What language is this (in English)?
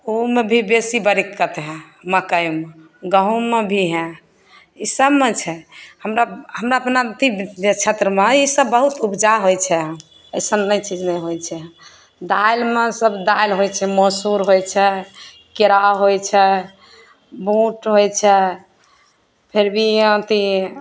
Maithili